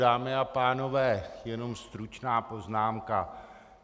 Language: Czech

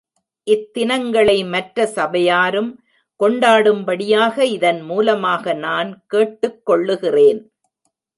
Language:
Tamil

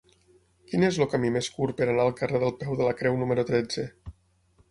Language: Catalan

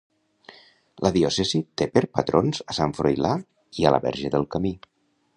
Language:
Catalan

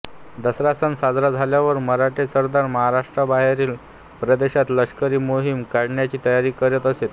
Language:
Marathi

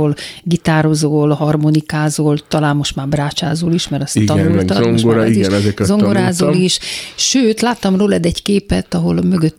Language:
Hungarian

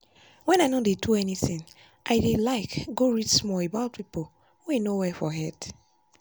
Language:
Nigerian Pidgin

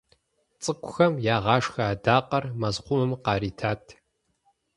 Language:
Kabardian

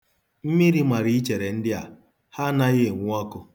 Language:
Igbo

